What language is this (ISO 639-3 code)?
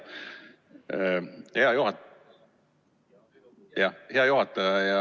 est